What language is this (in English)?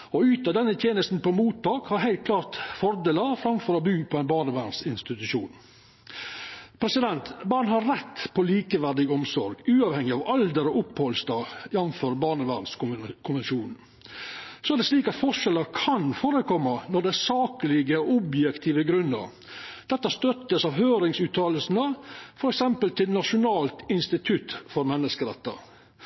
Norwegian Nynorsk